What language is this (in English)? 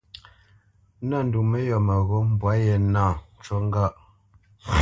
Bamenyam